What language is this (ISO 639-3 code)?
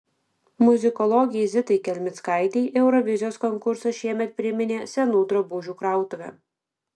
lit